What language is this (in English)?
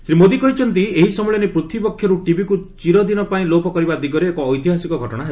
Odia